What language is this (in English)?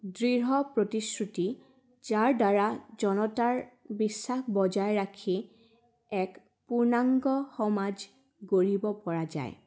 Assamese